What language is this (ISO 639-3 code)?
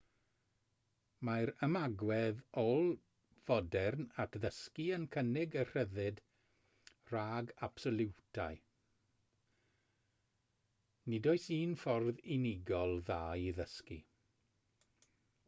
cym